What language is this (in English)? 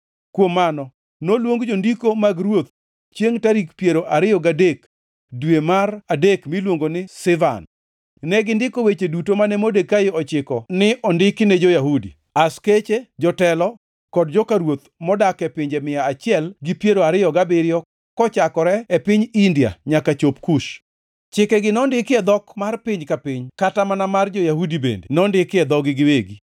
Luo (Kenya and Tanzania)